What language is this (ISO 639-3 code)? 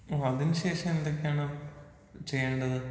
mal